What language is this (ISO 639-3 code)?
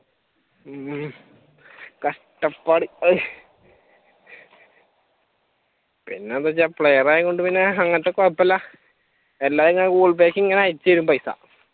mal